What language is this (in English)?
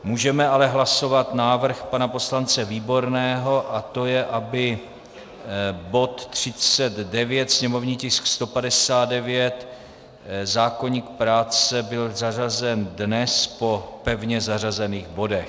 Czech